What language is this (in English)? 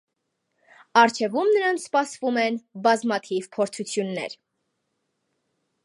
Armenian